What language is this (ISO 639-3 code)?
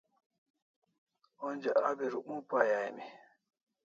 kls